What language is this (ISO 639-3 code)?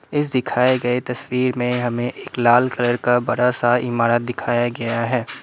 hin